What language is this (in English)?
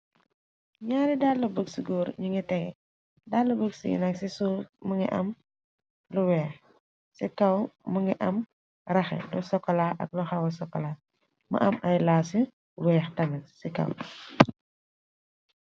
Wolof